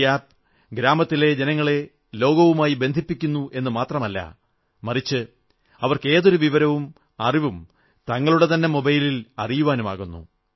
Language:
Malayalam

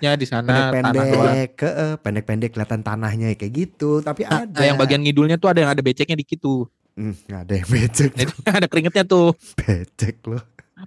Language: Indonesian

